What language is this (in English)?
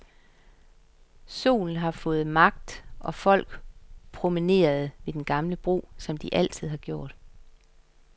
Danish